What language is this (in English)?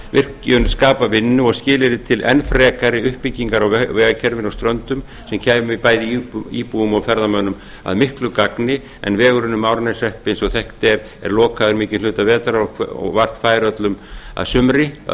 Icelandic